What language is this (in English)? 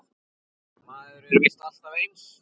Icelandic